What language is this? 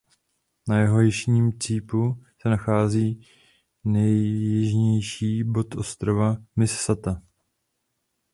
Czech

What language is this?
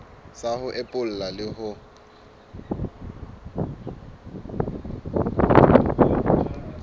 Southern Sotho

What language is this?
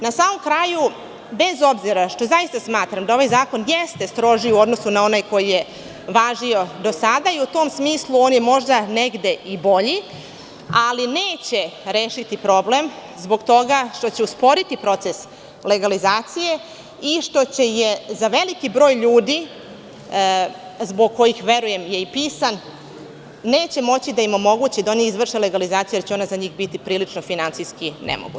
Serbian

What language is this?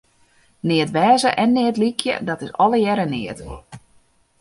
Western Frisian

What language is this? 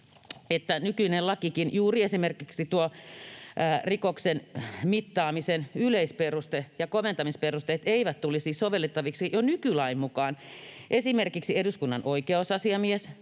Finnish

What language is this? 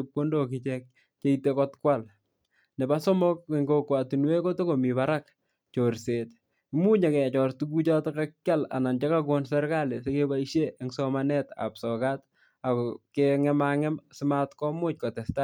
Kalenjin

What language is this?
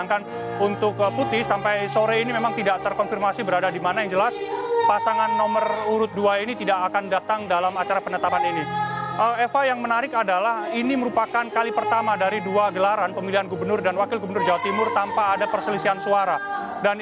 Indonesian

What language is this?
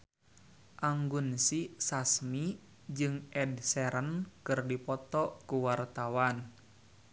Sundanese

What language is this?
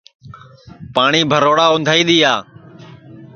Sansi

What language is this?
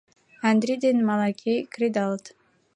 Mari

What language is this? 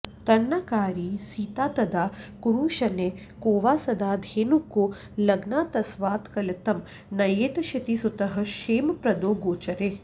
Sanskrit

